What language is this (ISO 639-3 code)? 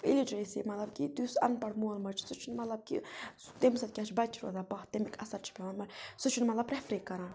kas